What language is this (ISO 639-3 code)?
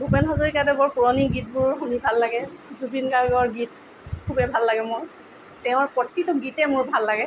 asm